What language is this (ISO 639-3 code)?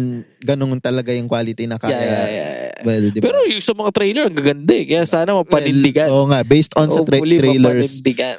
fil